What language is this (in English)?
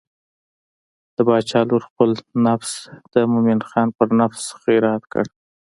Pashto